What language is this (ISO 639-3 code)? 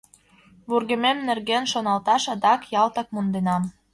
chm